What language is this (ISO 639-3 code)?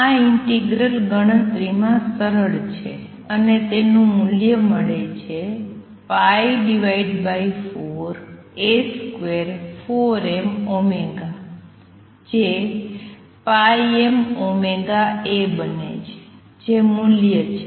guj